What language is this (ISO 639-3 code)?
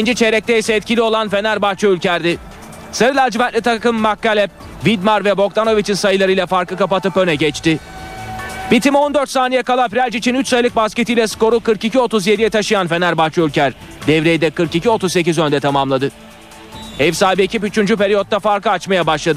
tur